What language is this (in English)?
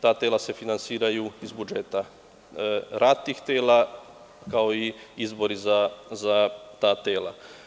Serbian